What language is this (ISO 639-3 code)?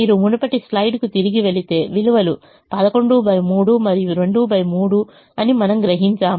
tel